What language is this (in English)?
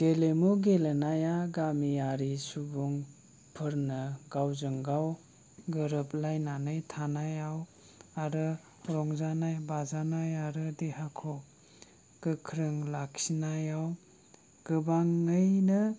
Bodo